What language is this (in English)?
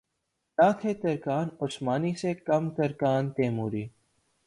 Urdu